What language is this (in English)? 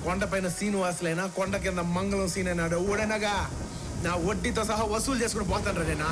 Indonesian